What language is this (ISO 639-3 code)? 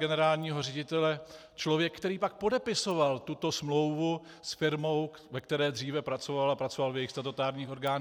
ces